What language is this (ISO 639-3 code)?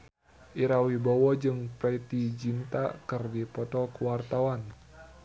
sun